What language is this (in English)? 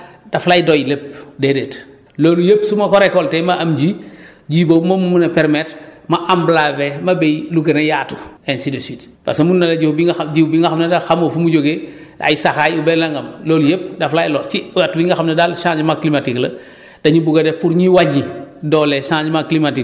Wolof